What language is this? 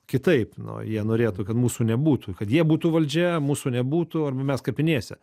Lithuanian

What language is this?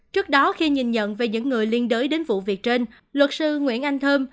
Vietnamese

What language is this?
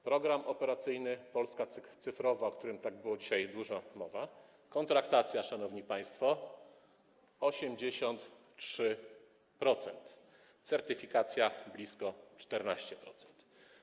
Polish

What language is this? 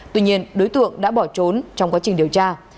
Vietnamese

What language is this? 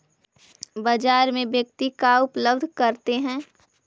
Magahi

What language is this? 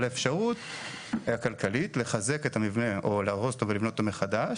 Hebrew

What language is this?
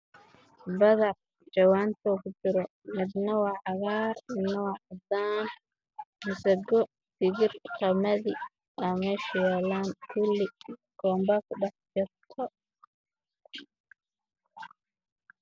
Somali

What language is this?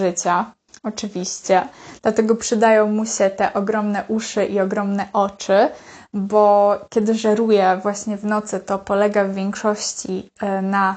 Polish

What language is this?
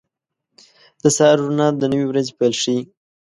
Pashto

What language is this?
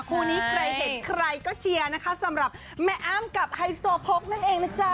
Thai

